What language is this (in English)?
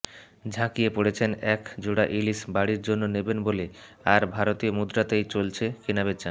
Bangla